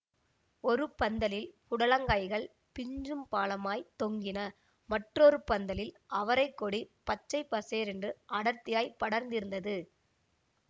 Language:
Tamil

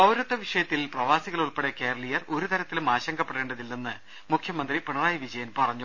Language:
Malayalam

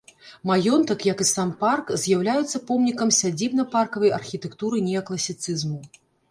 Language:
Belarusian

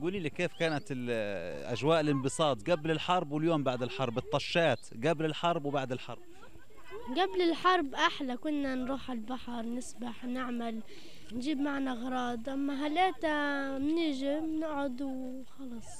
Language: Arabic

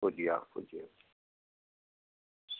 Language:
Dogri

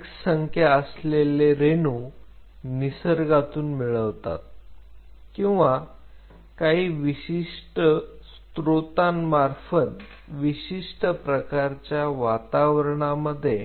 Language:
Marathi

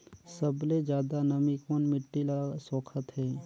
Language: Chhattisgarhi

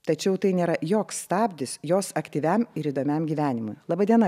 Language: Lithuanian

